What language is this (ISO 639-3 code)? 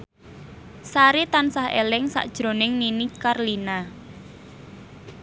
jav